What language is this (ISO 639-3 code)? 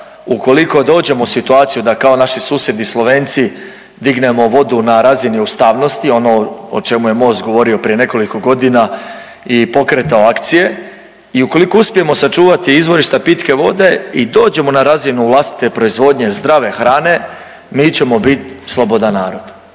hrv